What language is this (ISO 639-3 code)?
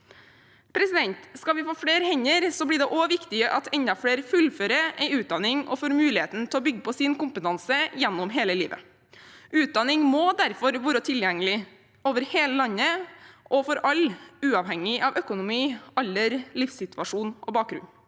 nor